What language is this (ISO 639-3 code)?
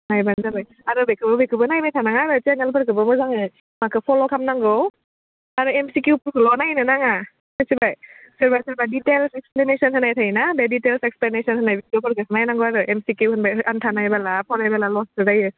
brx